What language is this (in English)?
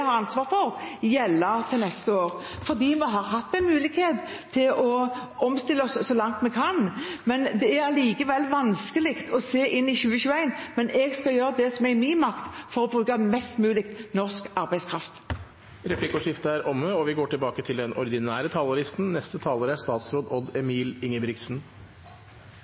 Norwegian